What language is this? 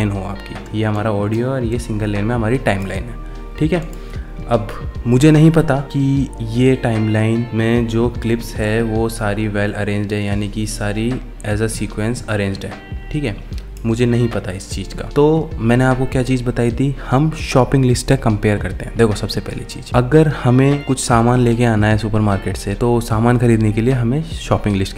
Hindi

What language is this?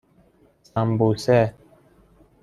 Persian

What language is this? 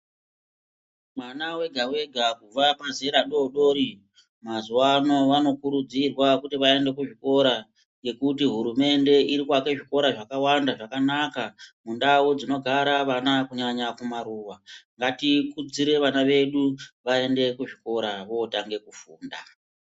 Ndau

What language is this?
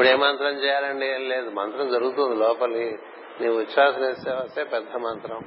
Telugu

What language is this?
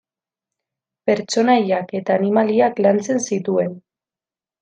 Basque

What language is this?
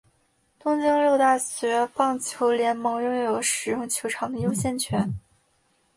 Chinese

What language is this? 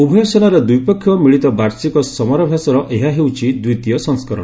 Odia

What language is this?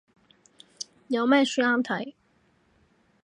Cantonese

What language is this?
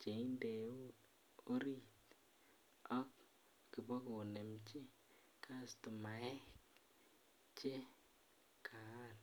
Kalenjin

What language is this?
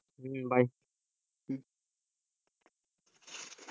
Bangla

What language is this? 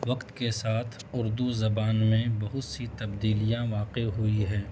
Urdu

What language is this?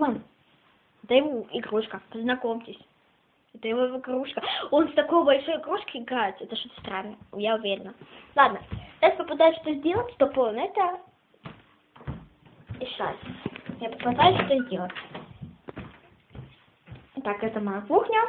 Russian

